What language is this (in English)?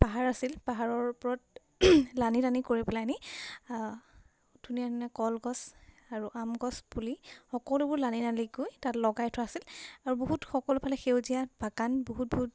Assamese